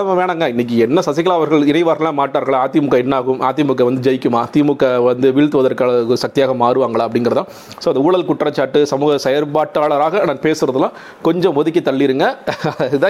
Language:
Tamil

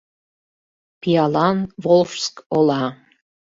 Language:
Mari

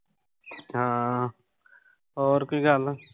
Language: Punjabi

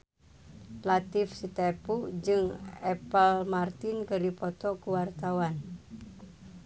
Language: Sundanese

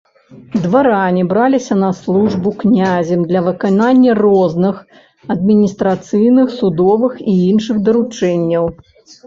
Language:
Belarusian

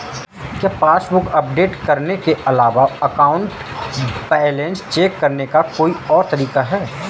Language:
Hindi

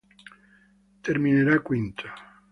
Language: Italian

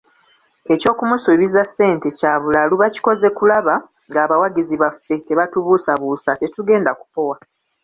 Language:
Ganda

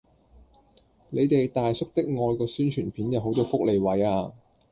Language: Cantonese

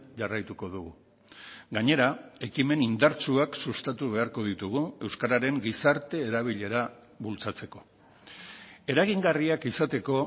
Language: Basque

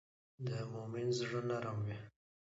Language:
Pashto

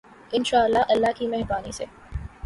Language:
Urdu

